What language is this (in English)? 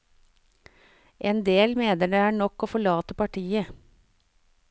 Norwegian